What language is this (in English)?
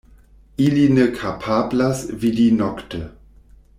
Esperanto